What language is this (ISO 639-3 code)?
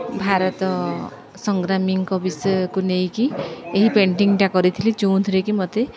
ori